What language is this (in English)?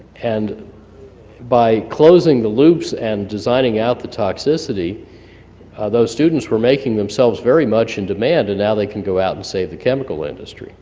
English